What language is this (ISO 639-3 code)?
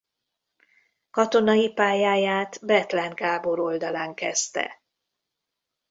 hun